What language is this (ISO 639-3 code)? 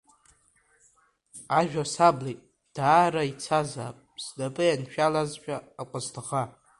abk